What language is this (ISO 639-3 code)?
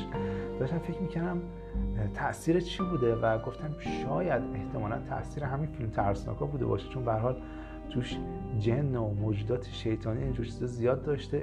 fas